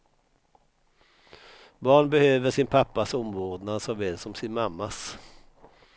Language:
Swedish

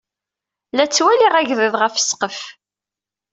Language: Kabyle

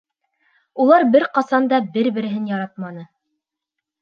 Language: Bashkir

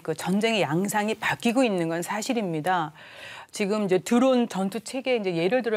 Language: Korean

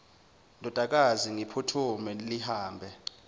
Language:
Zulu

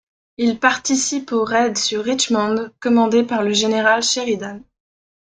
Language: French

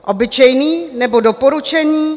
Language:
Czech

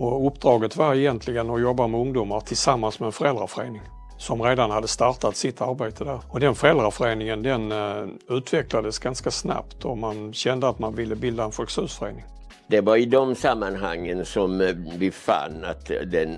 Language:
Swedish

